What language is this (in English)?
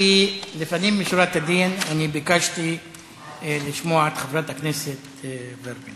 Hebrew